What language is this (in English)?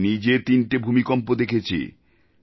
Bangla